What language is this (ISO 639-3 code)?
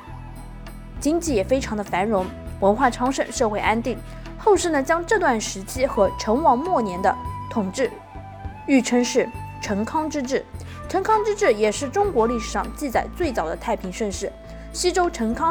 zho